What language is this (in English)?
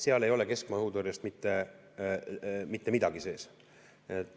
Estonian